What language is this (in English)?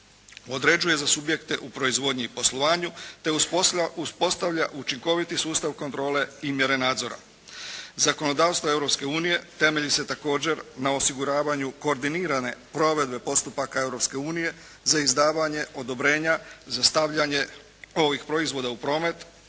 Croatian